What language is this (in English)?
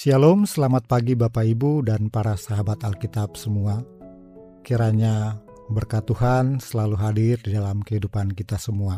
Indonesian